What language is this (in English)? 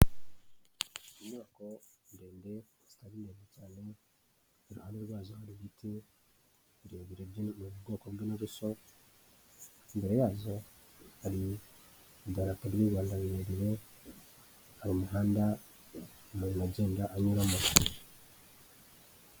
Kinyarwanda